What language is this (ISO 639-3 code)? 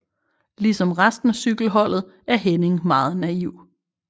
dan